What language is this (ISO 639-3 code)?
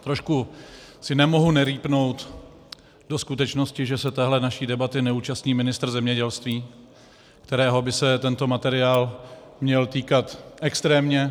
ces